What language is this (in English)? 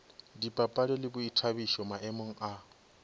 Northern Sotho